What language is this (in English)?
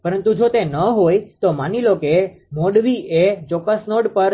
Gujarati